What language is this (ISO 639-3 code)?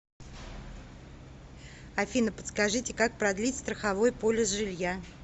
rus